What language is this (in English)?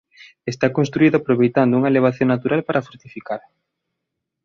Galician